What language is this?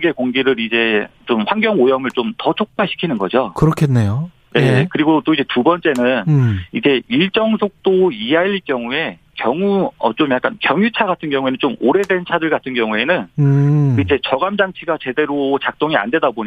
Korean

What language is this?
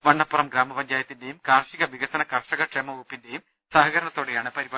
Malayalam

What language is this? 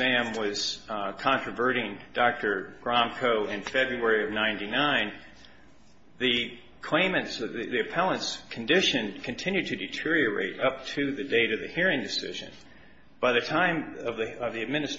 English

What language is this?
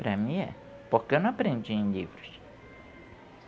Portuguese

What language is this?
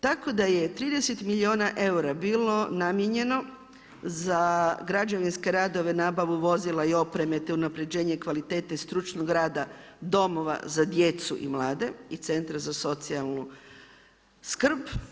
Croatian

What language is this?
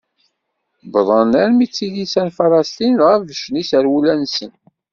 Kabyle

